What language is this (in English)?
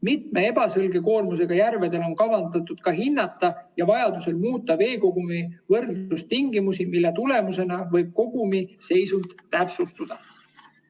Estonian